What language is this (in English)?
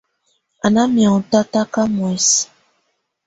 Tunen